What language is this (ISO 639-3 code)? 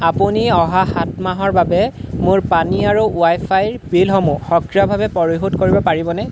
asm